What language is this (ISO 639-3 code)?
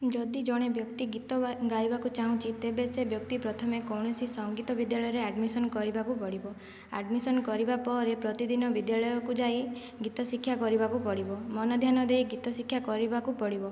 ori